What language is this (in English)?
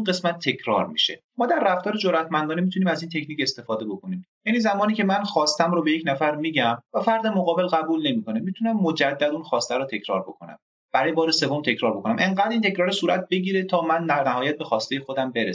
Persian